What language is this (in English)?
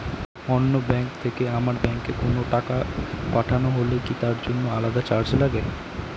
Bangla